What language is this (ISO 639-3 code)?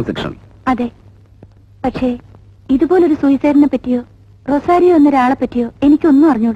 ara